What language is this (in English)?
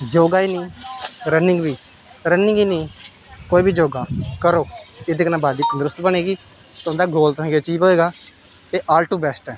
Dogri